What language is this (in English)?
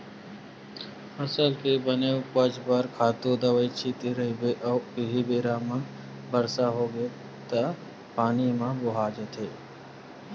Chhattisgarhi